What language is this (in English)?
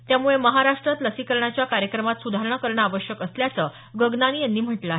Marathi